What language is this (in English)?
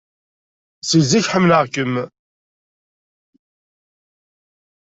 Kabyle